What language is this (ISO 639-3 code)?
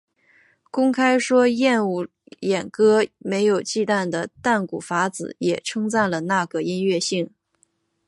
zho